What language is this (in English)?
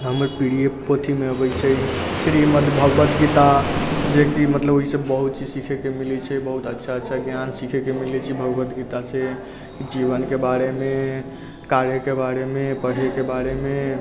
Maithili